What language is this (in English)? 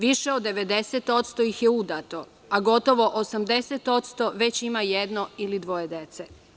Serbian